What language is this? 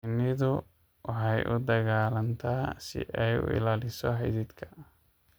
Somali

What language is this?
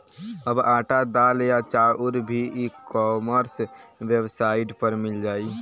Bhojpuri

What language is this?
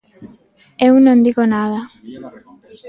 Galician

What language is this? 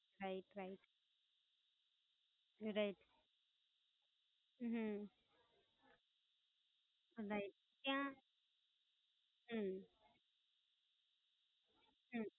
Gujarati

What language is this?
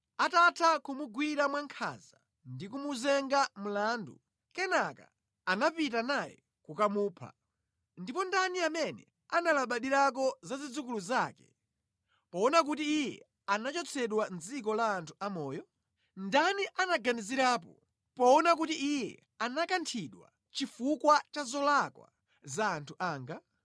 Nyanja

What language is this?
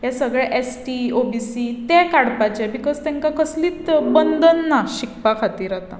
Konkani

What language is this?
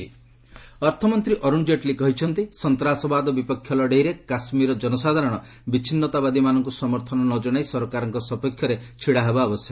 Odia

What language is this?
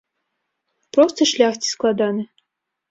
Belarusian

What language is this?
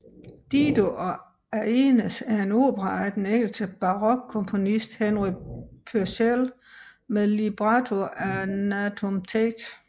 Danish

